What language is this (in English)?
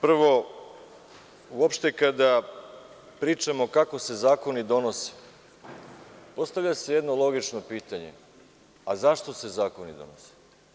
Serbian